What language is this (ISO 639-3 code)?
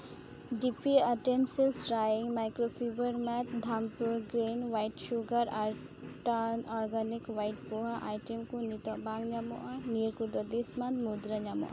sat